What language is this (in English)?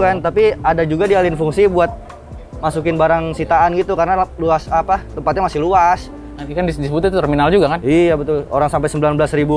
Indonesian